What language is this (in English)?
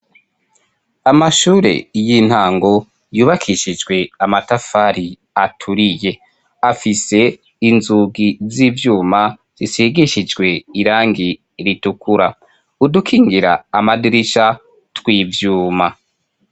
Rundi